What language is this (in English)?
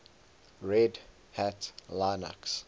English